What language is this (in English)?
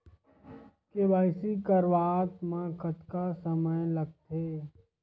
Chhattisgarhi